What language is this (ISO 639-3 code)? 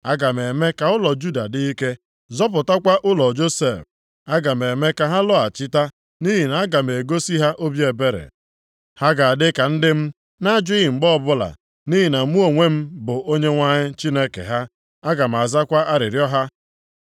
ibo